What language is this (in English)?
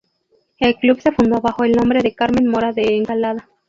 Spanish